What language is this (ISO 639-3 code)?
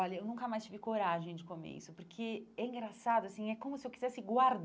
por